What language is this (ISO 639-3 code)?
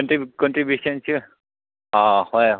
mni